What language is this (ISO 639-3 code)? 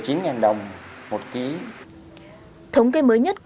vie